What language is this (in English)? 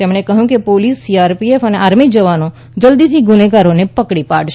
Gujarati